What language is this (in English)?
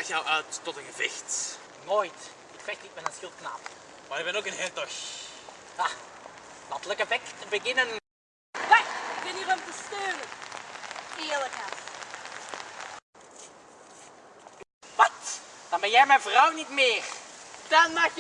Dutch